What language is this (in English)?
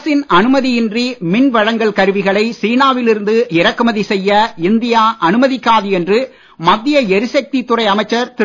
Tamil